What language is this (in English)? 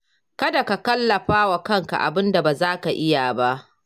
Hausa